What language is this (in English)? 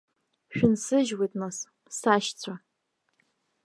Abkhazian